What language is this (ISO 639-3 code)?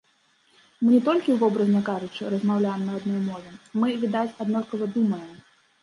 bel